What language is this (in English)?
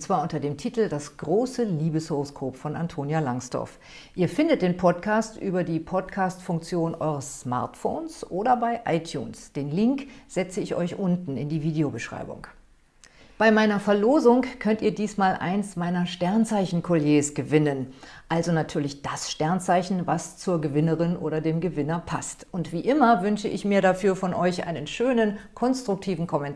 German